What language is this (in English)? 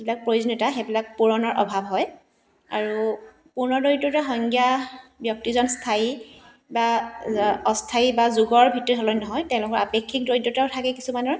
Assamese